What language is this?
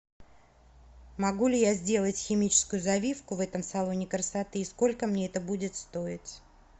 Russian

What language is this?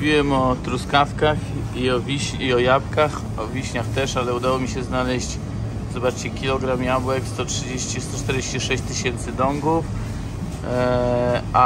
Polish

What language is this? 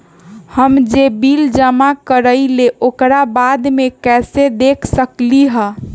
Magahi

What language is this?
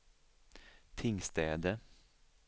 Swedish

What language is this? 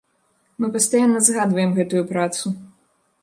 Belarusian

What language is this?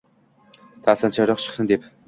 Uzbek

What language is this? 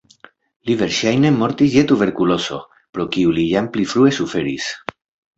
Esperanto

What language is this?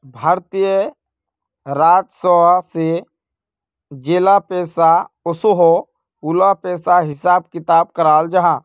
Magahi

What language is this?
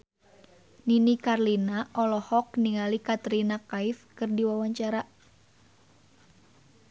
Sundanese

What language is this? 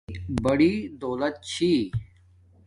Domaaki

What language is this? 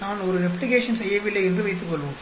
Tamil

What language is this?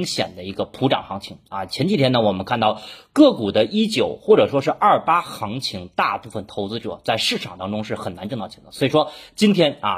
Chinese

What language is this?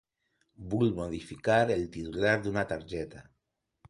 Catalan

